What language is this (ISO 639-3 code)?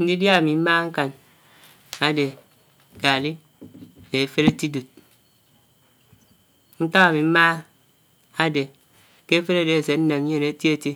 anw